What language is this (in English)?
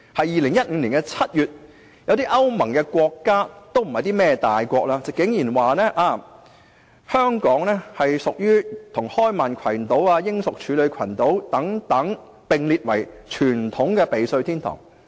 Cantonese